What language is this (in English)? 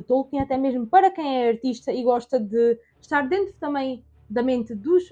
Portuguese